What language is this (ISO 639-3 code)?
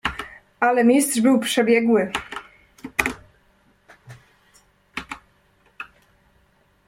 pol